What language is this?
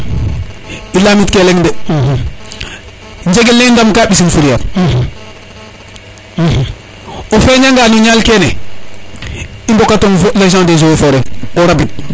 Serer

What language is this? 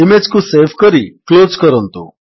Odia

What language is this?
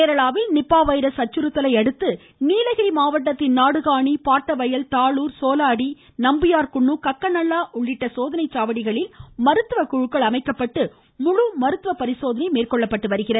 Tamil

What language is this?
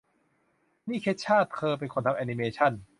Thai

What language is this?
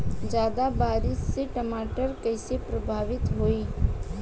Bhojpuri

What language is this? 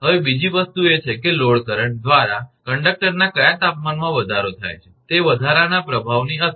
Gujarati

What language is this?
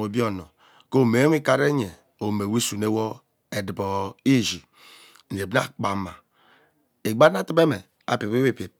Ubaghara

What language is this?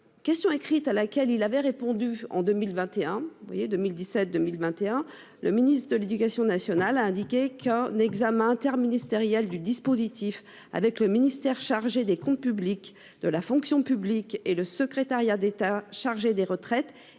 French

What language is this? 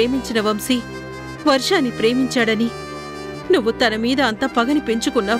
Telugu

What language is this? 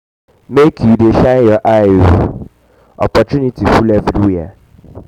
Nigerian Pidgin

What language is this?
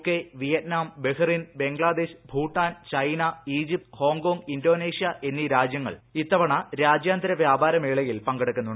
Malayalam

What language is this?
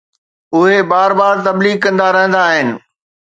Sindhi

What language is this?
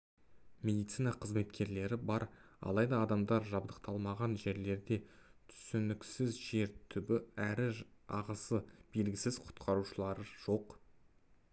Kazakh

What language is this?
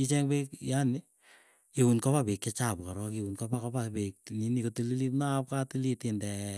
Keiyo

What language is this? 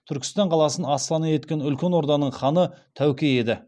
Kazakh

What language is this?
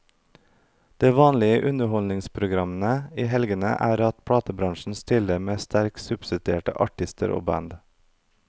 Norwegian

